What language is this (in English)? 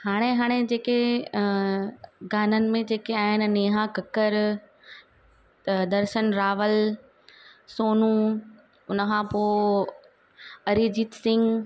Sindhi